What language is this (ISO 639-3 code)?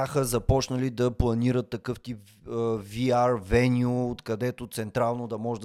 bul